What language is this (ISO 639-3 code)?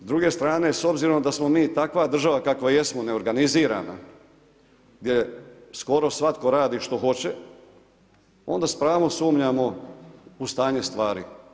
hrv